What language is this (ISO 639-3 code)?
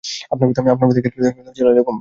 ben